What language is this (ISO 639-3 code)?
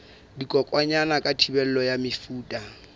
sot